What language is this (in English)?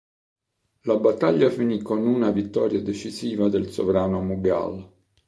Italian